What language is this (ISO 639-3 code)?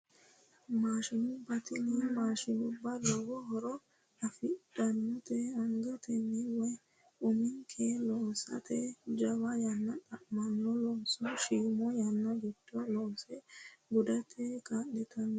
sid